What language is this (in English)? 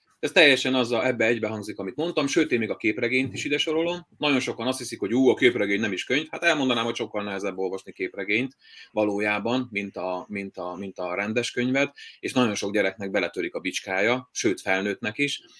Hungarian